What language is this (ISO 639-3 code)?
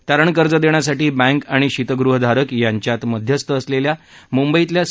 mar